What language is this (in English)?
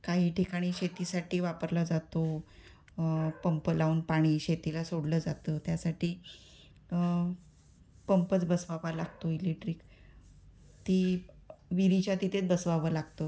Marathi